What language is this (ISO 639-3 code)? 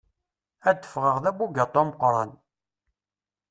kab